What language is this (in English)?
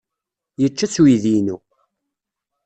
Kabyle